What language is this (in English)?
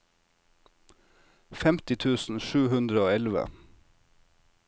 Norwegian